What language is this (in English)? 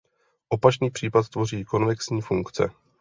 Czech